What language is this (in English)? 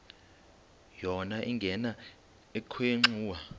Xhosa